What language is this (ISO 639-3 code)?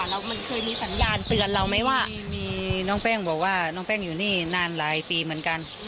tha